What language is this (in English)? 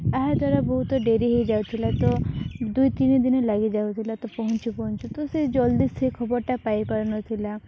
Odia